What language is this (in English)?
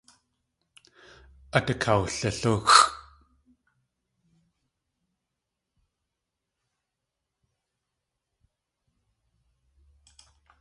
Tlingit